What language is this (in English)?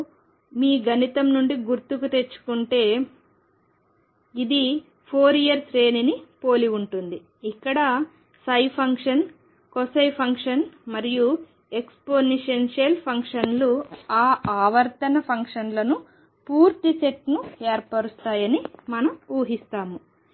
Telugu